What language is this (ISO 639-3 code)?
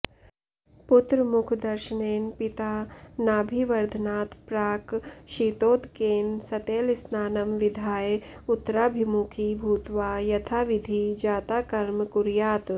san